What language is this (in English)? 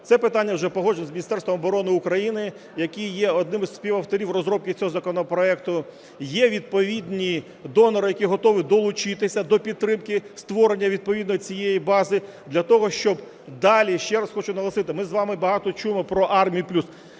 Ukrainian